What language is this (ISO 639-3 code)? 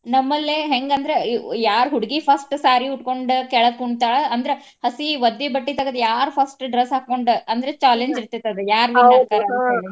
kan